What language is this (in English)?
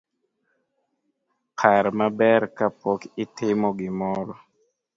Luo (Kenya and Tanzania)